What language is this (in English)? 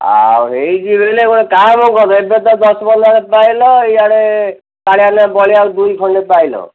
Odia